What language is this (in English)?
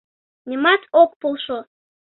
Mari